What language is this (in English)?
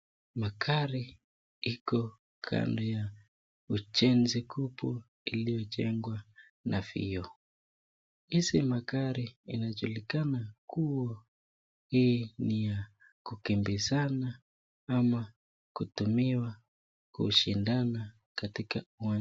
Swahili